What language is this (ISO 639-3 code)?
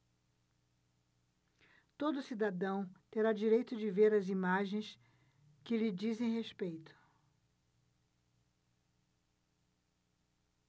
por